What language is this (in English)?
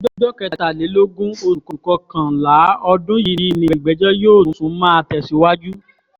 Yoruba